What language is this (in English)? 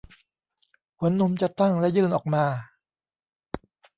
Thai